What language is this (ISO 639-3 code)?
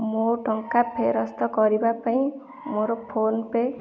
ori